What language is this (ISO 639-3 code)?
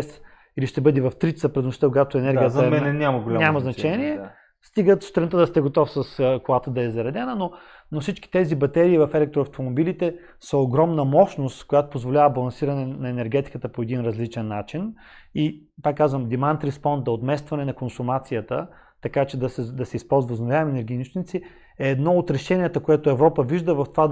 bul